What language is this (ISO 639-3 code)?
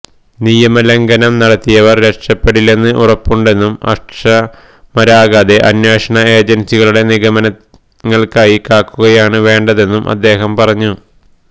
mal